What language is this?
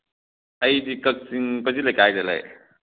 Manipuri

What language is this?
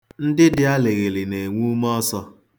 Igbo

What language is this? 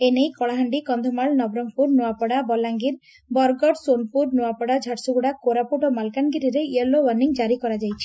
Odia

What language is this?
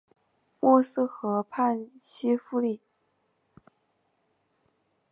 Chinese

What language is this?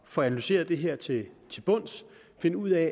Danish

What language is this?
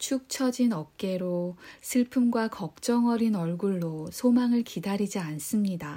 Korean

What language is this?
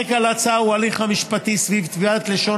Hebrew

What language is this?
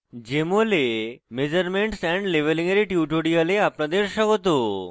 Bangla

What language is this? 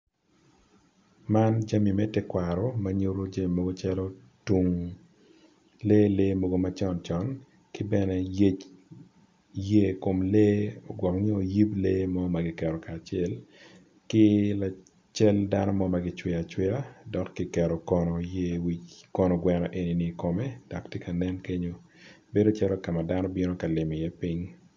Acoli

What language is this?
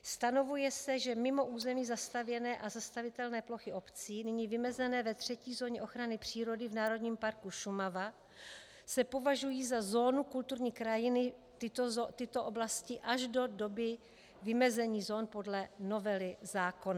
Czech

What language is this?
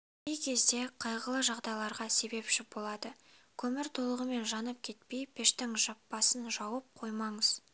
Kazakh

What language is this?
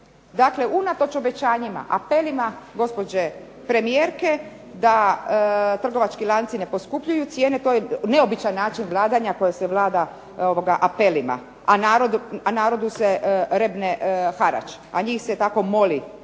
Croatian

